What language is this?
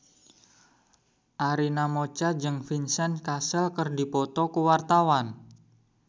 Sundanese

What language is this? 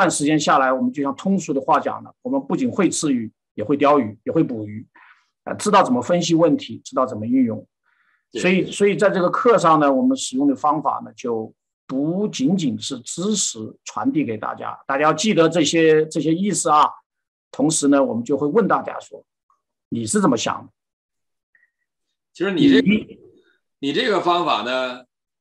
Chinese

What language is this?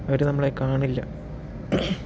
Malayalam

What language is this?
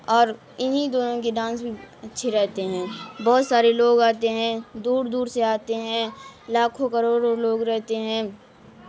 Urdu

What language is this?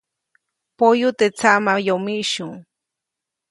Copainalá Zoque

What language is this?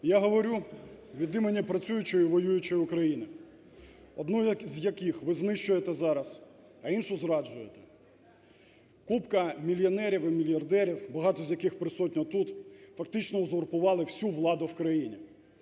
Ukrainian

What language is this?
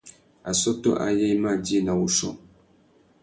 Tuki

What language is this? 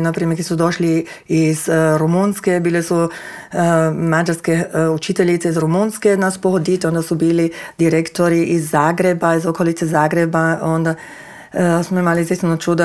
Croatian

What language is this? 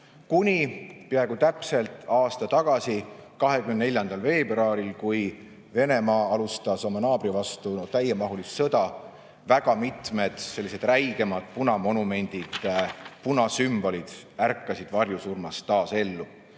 Estonian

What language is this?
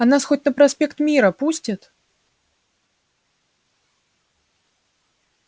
Russian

